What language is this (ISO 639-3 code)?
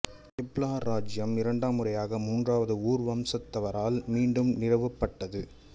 tam